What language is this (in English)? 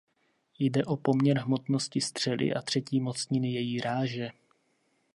Czech